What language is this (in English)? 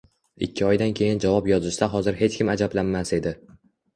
Uzbek